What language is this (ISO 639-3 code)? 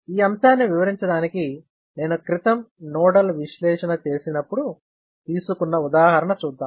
tel